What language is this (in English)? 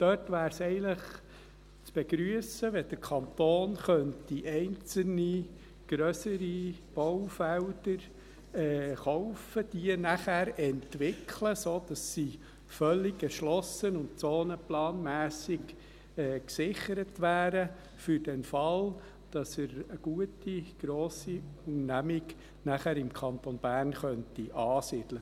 Swiss German